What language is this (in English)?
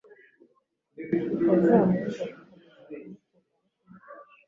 Kinyarwanda